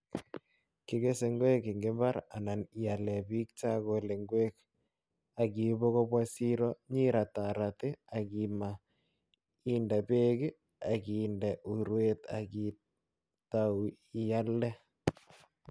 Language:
Kalenjin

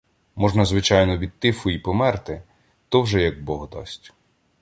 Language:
Ukrainian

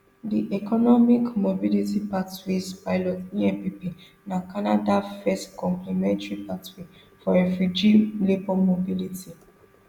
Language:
Nigerian Pidgin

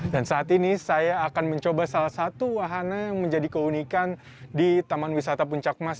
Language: Indonesian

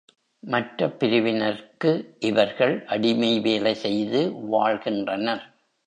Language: Tamil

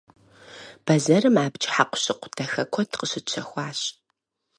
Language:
Kabardian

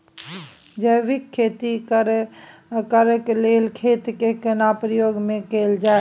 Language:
Maithili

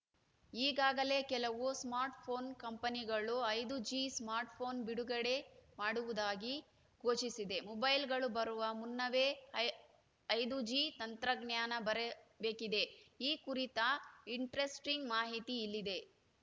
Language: Kannada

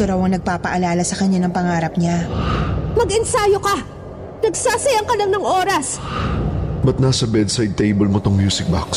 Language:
Filipino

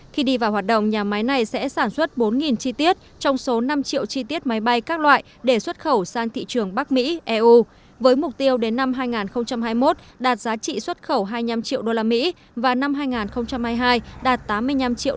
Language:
Vietnamese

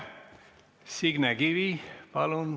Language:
Estonian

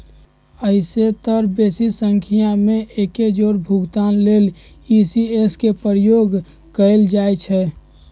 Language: Magahi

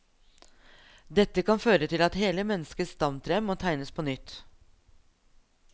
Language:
Norwegian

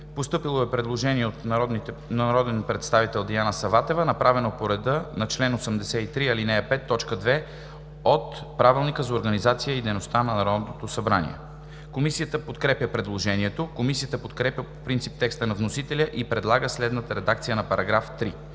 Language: Bulgarian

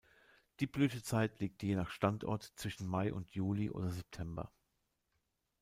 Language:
German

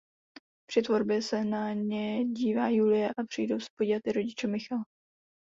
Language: Czech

